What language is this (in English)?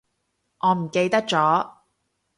Cantonese